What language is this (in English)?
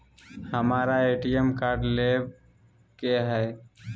Magahi